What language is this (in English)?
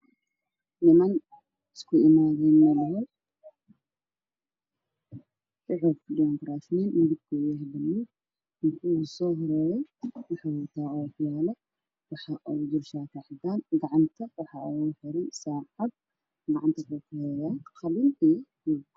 Somali